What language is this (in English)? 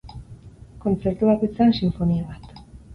Basque